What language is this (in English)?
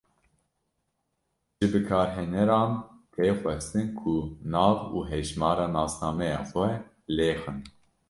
Kurdish